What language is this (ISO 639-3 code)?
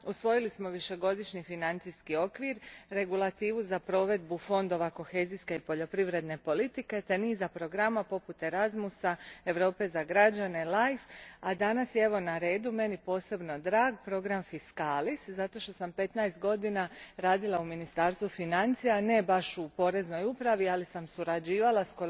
hrv